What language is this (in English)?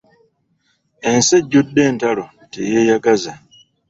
Ganda